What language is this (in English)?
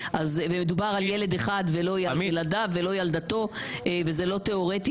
Hebrew